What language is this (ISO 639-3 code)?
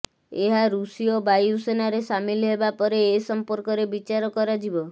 ori